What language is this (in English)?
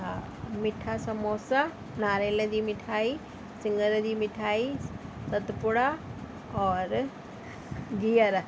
Sindhi